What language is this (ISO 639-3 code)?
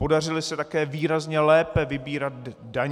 ces